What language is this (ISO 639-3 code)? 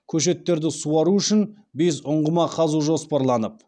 kaz